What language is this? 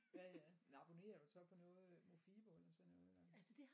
Danish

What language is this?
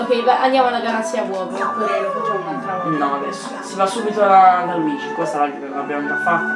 Italian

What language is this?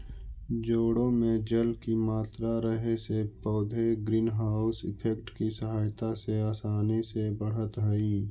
Magahi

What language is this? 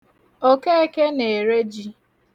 Igbo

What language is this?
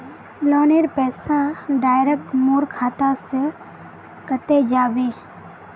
Magahi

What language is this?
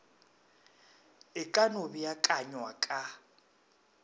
Northern Sotho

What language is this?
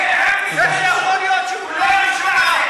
Hebrew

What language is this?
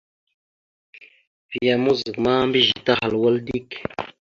Mada (Cameroon)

